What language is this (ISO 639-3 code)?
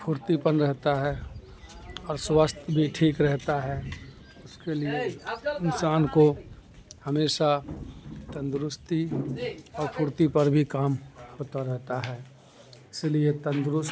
urd